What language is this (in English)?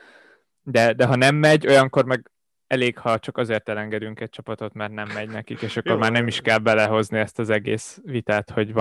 Hungarian